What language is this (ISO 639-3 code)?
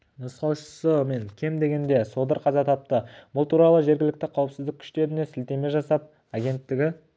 kaz